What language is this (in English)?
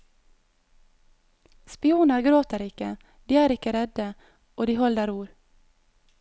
Norwegian